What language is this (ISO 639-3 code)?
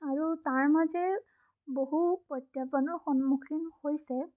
asm